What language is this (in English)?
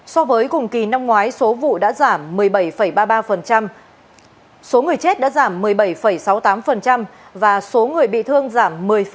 Vietnamese